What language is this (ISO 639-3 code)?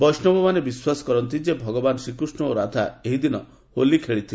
ori